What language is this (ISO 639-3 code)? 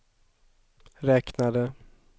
swe